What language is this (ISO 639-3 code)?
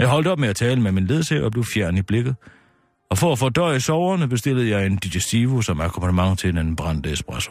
dan